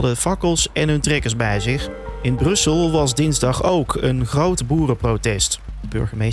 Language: Dutch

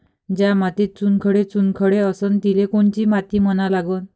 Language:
Marathi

